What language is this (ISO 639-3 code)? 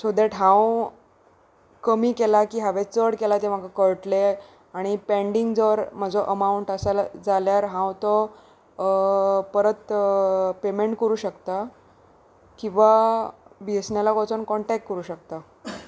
kok